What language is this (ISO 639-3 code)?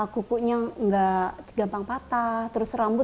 ind